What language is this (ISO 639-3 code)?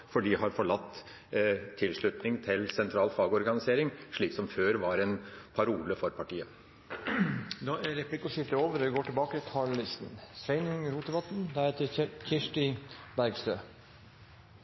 nor